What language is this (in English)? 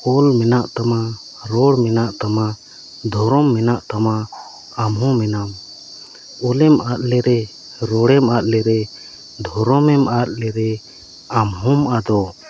Santali